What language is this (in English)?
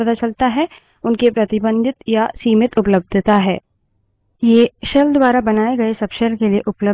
Hindi